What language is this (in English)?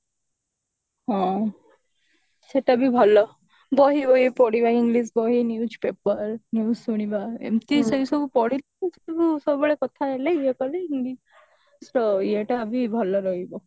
Odia